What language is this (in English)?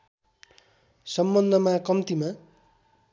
Nepali